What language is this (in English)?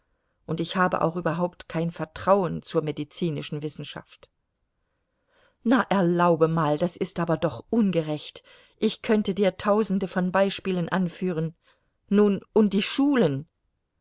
German